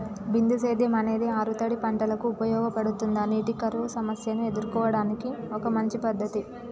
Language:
Telugu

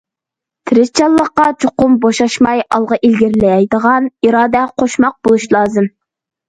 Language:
Uyghur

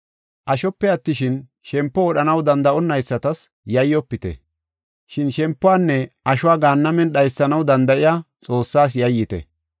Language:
Gofa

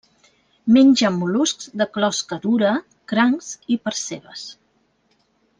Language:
Catalan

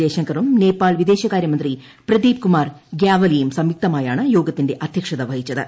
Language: Malayalam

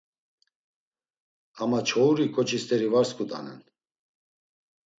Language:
Laz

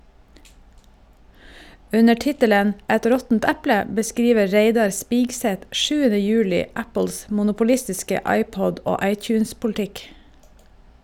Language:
Norwegian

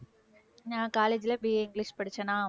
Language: Tamil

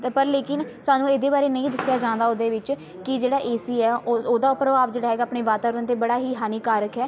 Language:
Punjabi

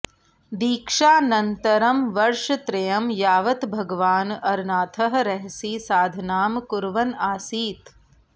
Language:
Sanskrit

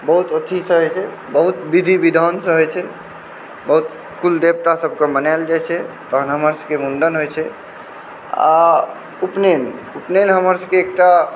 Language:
Maithili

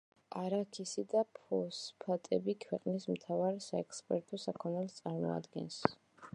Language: Georgian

